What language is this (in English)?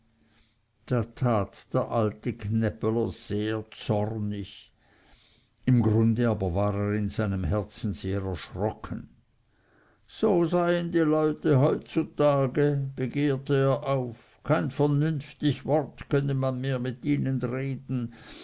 German